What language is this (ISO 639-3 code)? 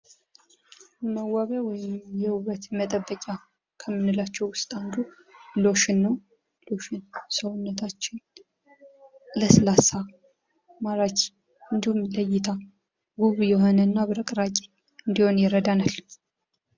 amh